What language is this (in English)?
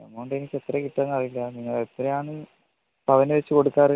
Malayalam